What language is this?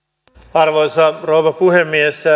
Finnish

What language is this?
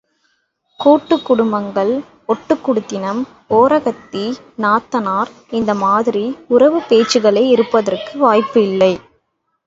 Tamil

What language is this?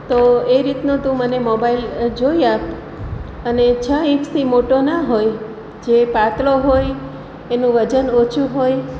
Gujarati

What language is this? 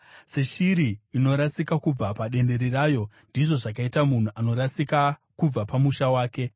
Shona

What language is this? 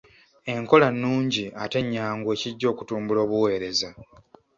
Ganda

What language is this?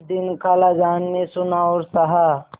Hindi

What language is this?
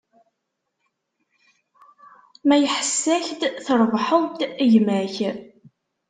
Kabyle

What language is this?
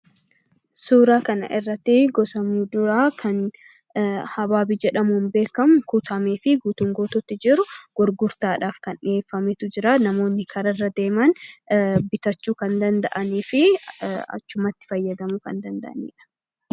Oromo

